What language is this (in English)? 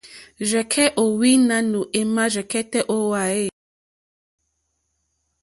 Mokpwe